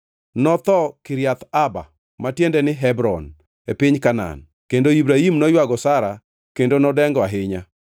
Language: Luo (Kenya and Tanzania)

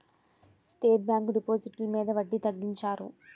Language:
Telugu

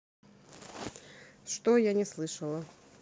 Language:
Russian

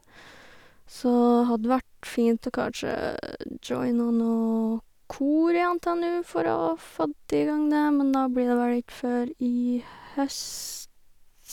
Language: Norwegian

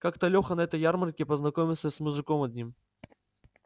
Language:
Russian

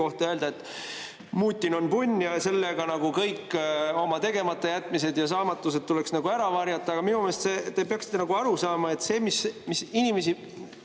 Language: Estonian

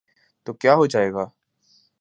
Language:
Urdu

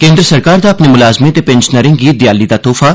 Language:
Dogri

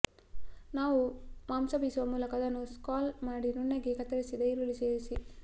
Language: Kannada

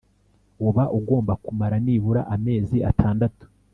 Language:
Kinyarwanda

